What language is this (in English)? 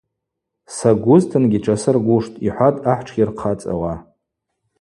Abaza